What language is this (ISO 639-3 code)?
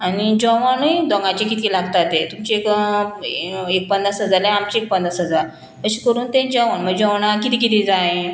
kok